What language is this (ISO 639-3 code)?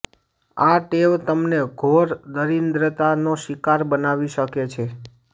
guj